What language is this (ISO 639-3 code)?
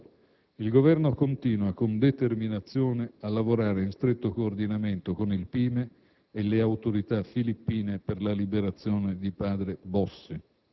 ita